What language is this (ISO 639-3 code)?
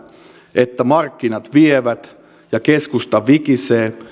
fin